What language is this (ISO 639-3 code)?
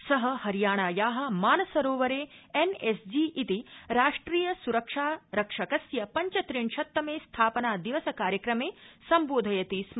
san